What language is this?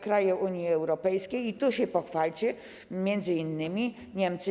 Polish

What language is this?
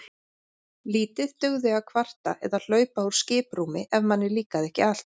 Icelandic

